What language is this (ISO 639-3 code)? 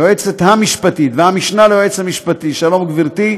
heb